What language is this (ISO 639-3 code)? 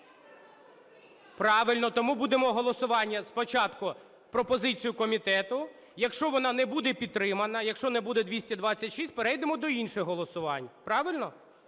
ukr